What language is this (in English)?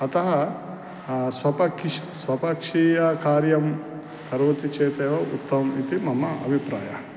Sanskrit